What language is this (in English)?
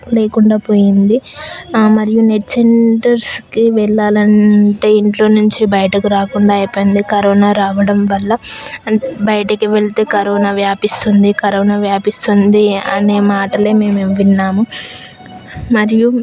Telugu